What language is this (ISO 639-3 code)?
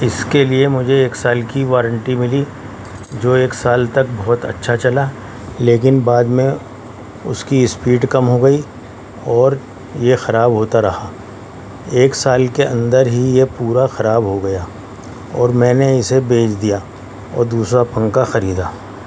urd